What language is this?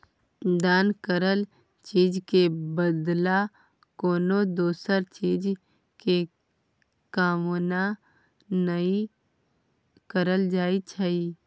Maithili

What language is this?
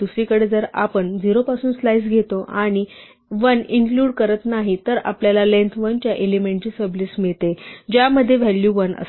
Marathi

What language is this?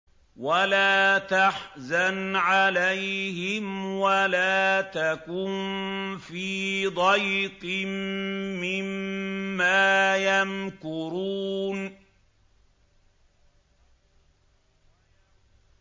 Arabic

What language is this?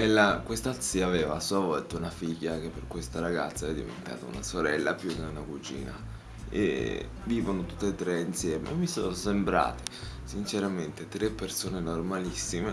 Italian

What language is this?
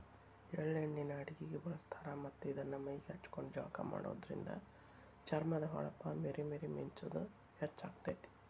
Kannada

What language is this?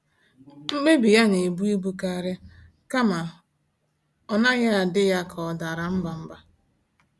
Igbo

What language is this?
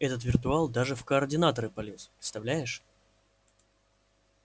Russian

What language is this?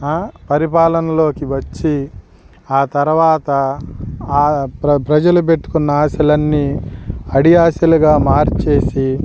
Telugu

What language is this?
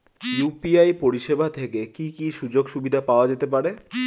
Bangla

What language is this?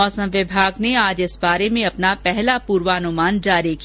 Hindi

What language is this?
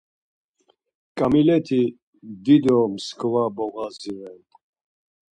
Laz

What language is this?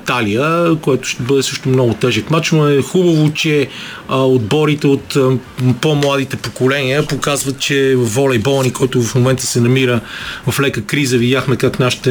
Bulgarian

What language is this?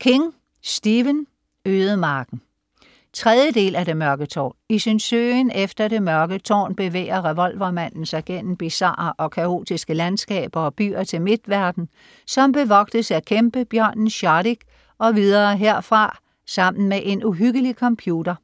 Danish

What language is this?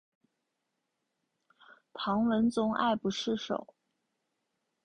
Chinese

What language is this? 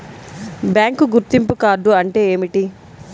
Telugu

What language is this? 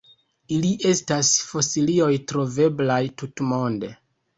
Esperanto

